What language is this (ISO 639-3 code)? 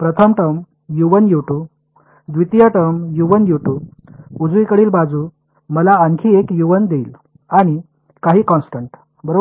mar